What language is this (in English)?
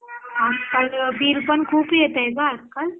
Marathi